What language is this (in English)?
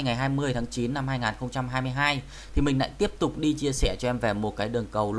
Vietnamese